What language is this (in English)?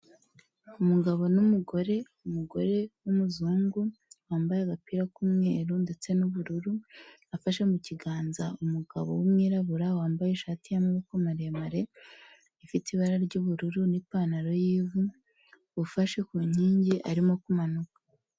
Kinyarwanda